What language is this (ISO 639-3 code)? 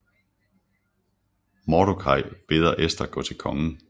dan